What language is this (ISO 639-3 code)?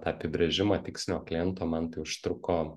lit